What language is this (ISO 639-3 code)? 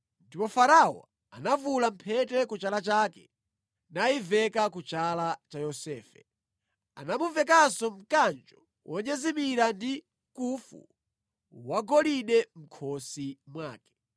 nya